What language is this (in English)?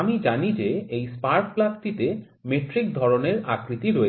Bangla